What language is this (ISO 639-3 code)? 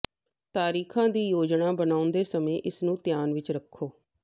pan